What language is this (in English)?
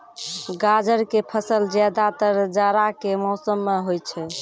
Maithili